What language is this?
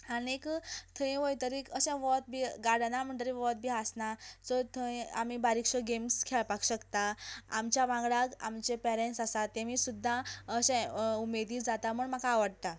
Konkani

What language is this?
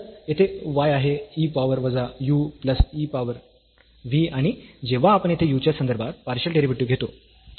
Marathi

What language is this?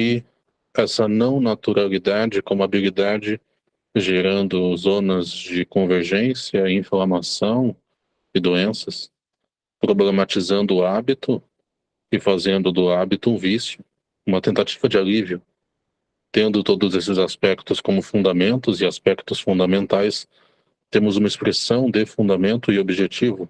Portuguese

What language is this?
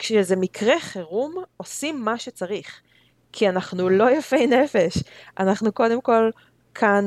Hebrew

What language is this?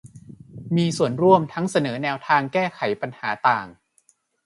Thai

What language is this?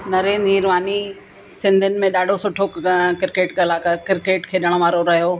Sindhi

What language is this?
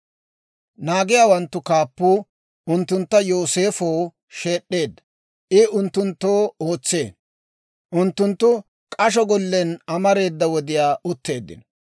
Dawro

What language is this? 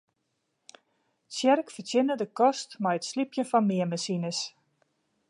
Western Frisian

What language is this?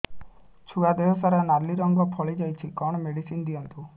Odia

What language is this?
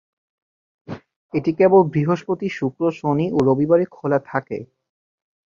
Bangla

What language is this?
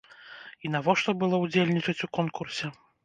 Belarusian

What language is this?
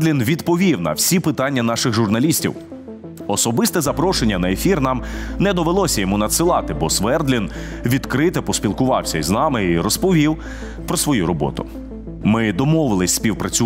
Ukrainian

